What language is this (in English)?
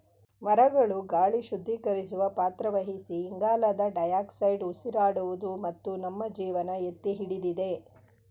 Kannada